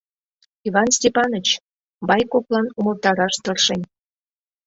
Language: Mari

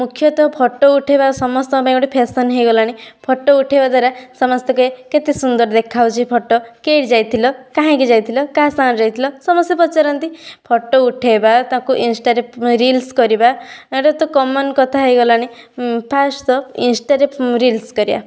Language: Odia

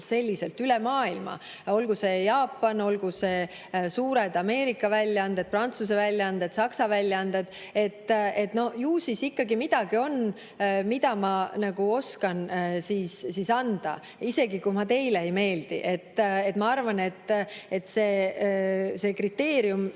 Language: Estonian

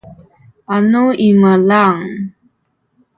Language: Sakizaya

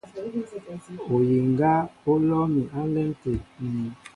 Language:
Mbo (Cameroon)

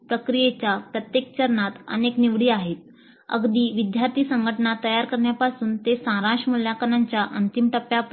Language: Marathi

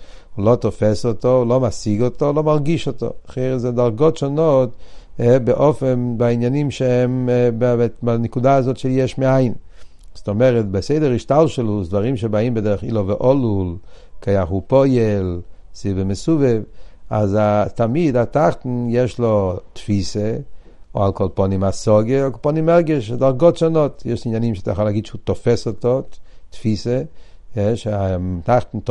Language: Hebrew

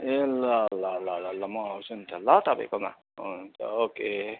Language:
Nepali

